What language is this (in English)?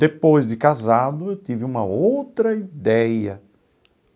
Portuguese